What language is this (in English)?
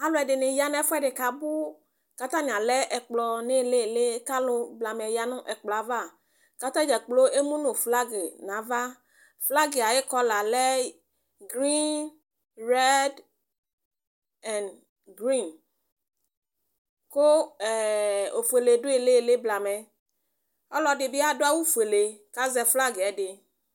Ikposo